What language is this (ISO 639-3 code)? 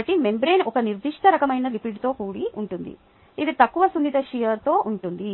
tel